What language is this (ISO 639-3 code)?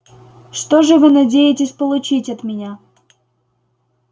rus